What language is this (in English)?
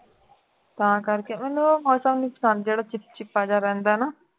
Punjabi